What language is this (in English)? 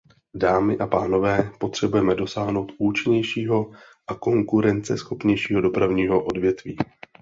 Czech